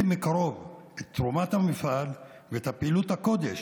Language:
Hebrew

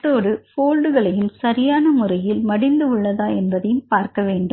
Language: Tamil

